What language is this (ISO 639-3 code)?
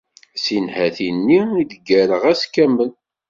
kab